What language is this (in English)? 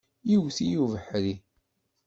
Kabyle